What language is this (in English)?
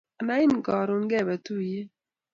Kalenjin